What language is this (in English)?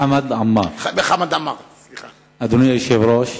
Hebrew